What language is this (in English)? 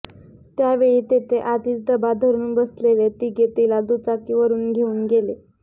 Marathi